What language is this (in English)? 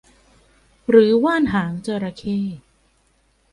Thai